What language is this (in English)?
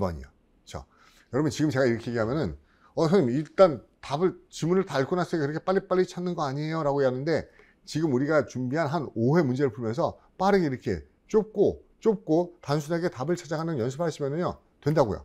Korean